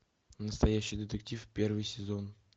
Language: Russian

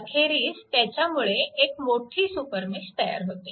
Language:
Marathi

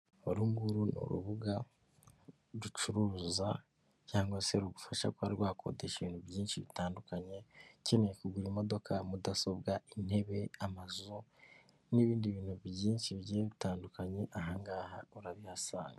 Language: Kinyarwanda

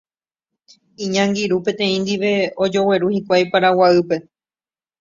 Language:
Guarani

